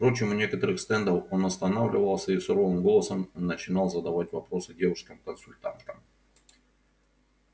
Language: Russian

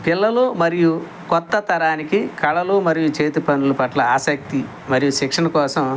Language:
Telugu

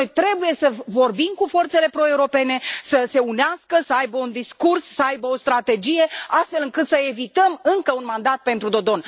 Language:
Romanian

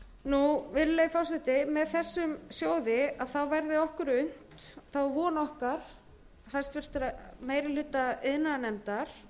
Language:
Icelandic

